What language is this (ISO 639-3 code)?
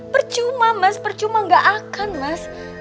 ind